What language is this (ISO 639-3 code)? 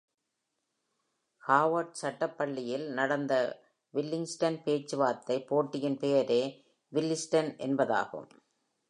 tam